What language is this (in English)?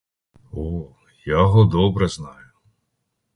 Ukrainian